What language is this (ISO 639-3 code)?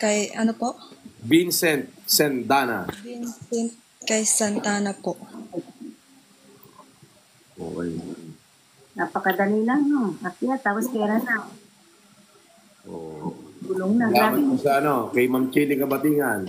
fil